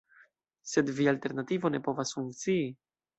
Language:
Esperanto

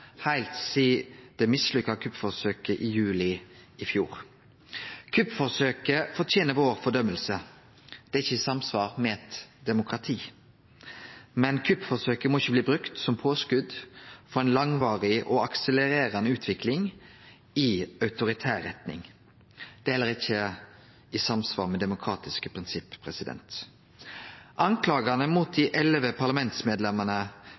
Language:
Norwegian Nynorsk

